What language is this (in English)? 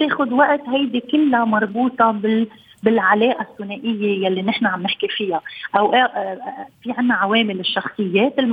Arabic